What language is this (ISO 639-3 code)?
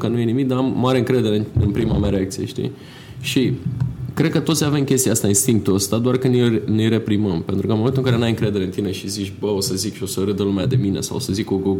ron